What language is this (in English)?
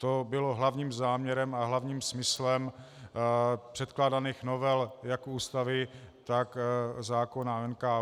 Czech